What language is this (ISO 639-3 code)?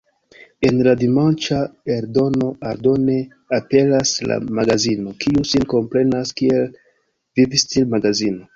epo